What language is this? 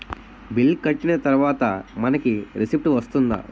Telugu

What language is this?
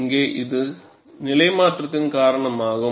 Tamil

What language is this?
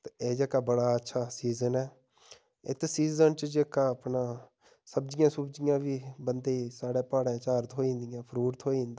Dogri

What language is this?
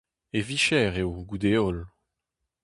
Breton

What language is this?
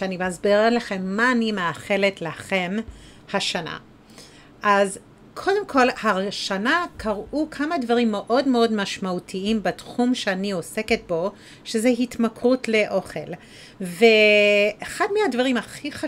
Hebrew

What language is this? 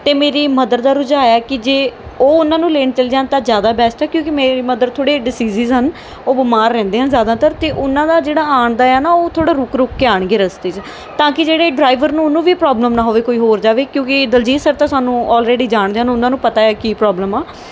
Punjabi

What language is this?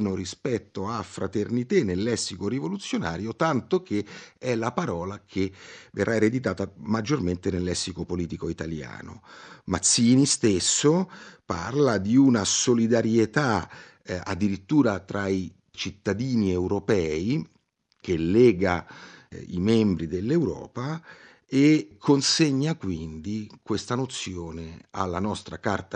Italian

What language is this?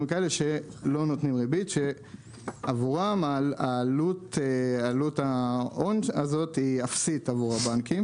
Hebrew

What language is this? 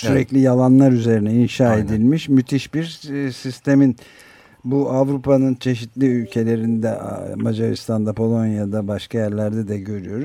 Turkish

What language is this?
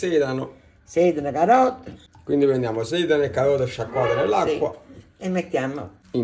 Italian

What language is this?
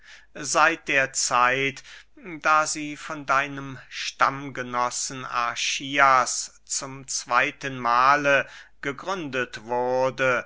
German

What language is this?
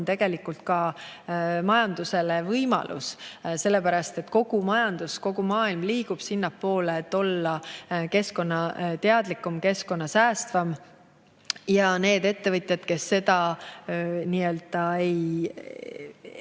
Estonian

